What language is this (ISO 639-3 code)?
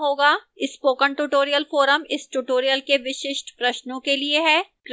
hin